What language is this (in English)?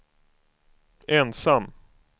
Swedish